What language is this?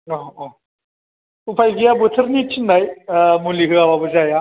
Bodo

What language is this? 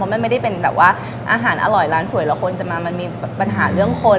Thai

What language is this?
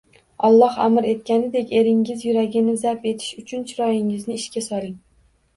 Uzbek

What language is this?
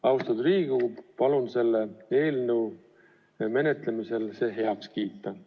Estonian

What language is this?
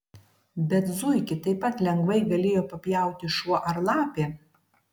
Lithuanian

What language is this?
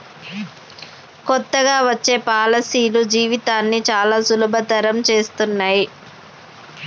Telugu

